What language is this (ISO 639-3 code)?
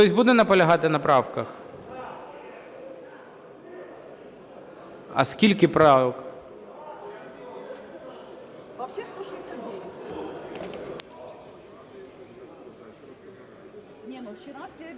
ukr